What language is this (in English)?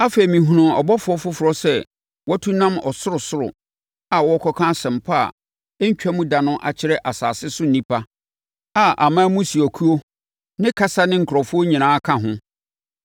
Akan